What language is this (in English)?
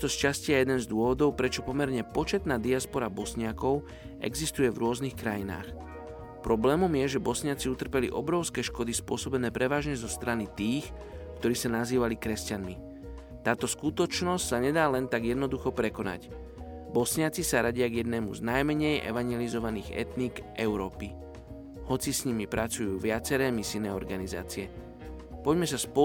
Slovak